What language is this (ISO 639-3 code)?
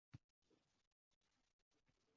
uzb